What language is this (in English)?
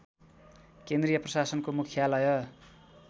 Nepali